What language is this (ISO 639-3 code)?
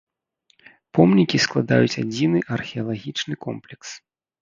bel